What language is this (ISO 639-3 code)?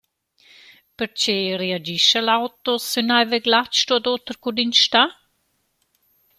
roh